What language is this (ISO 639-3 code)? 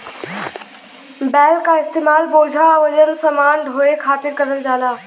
bho